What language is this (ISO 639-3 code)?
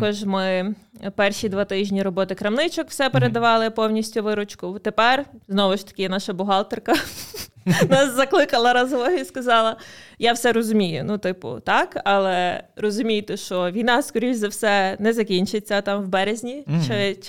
ukr